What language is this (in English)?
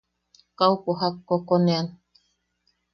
Yaqui